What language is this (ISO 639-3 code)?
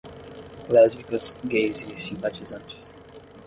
por